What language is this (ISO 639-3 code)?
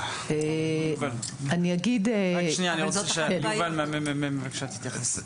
heb